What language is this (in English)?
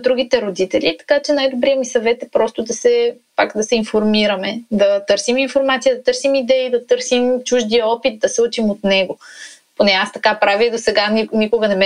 Bulgarian